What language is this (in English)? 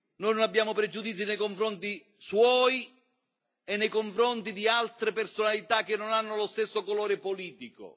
Italian